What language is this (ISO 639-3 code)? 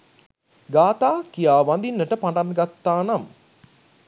sin